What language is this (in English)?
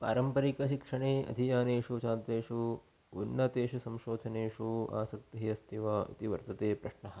Sanskrit